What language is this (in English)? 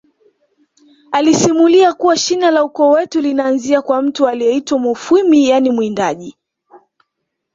Swahili